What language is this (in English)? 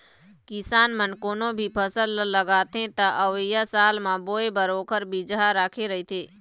Chhattisgarhi